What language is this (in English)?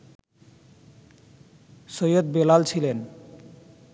Bangla